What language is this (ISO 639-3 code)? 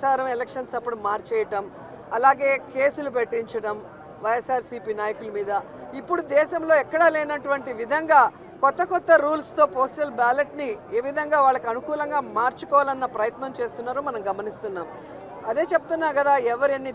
tel